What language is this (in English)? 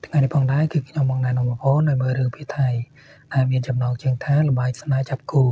Thai